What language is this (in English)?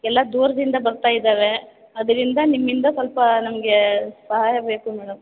Kannada